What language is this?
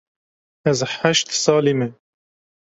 Kurdish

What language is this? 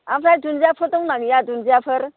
Bodo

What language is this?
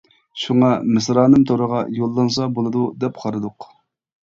Uyghur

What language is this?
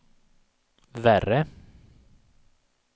Swedish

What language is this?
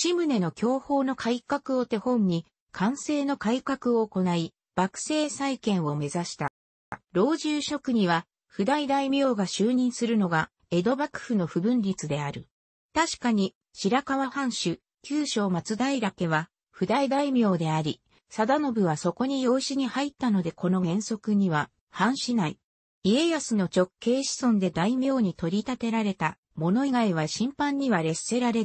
Japanese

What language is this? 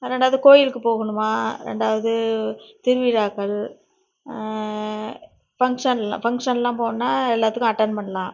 Tamil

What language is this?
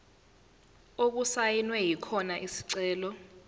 Zulu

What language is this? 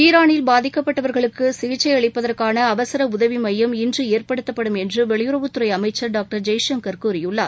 Tamil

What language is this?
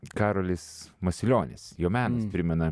Lithuanian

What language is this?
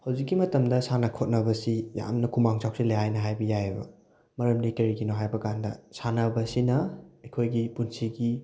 Manipuri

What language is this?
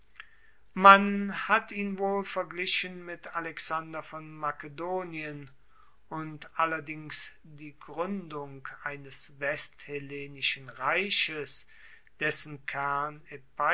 German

